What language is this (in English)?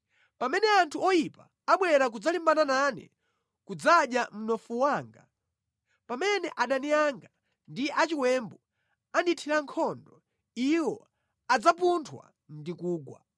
Nyanja